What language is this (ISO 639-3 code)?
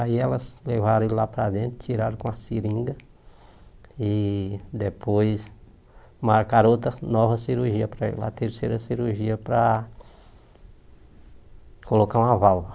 por